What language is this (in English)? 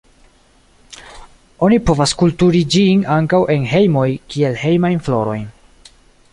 Esperanto